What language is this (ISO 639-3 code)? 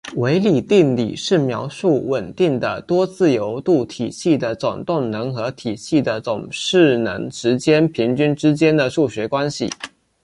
zho